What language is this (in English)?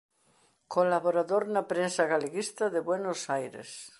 Galician